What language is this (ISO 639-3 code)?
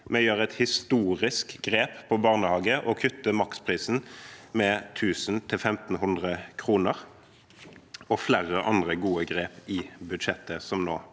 nor